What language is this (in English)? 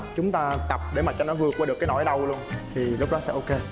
Vietnamese